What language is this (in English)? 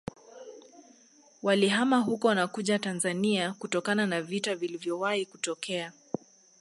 Swahili